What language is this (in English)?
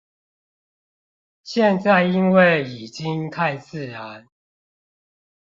Chinese